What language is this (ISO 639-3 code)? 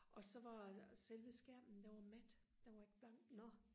dan